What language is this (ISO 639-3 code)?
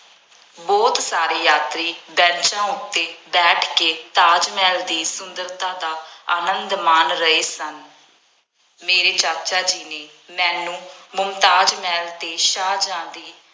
pan